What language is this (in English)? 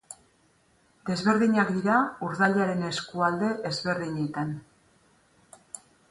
Basque